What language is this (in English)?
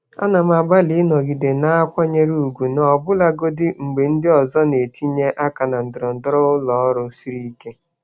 Igbo